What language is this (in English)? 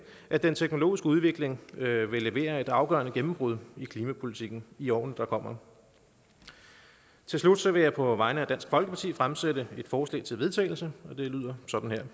Danish